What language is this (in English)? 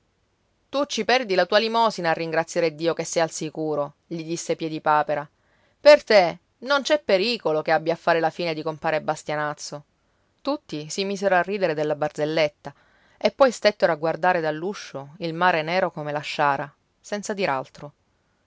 Italian